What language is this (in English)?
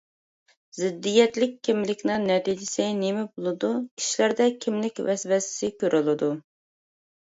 Uyghur